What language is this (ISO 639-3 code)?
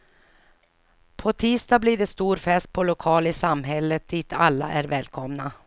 swe